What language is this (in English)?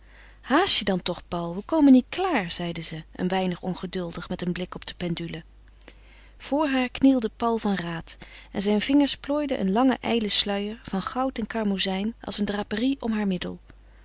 Dutch